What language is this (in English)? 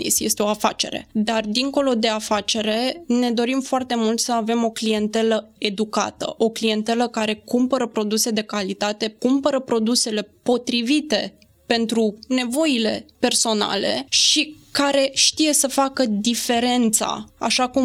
Romanian